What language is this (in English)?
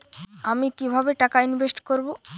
Bangla